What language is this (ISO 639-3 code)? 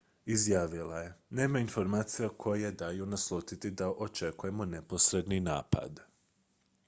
hrv